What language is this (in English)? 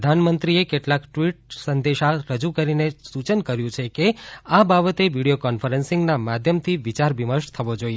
Gujarati